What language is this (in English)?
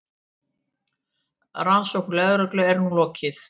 Icelandic